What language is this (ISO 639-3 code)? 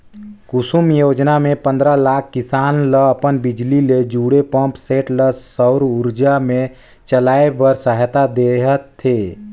hne